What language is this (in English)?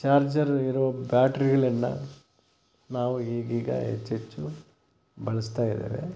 Kannada